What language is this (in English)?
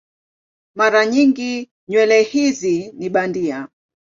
Swahili